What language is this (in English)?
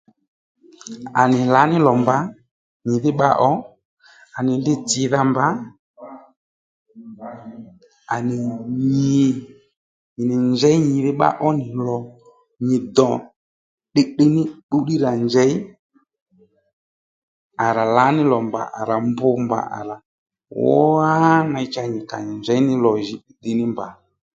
Lendu